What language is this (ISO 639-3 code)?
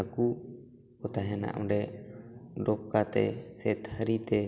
sat